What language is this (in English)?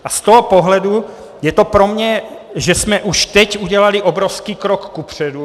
Czech